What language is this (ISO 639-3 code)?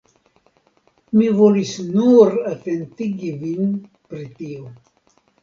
epo